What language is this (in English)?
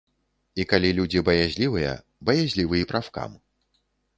Belarusian